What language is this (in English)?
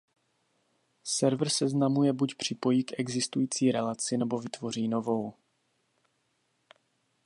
Czech